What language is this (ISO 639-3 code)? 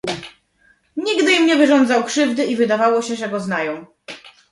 pol